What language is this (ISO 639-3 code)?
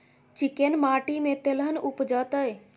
mai